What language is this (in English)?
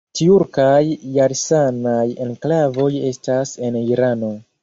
Esperanto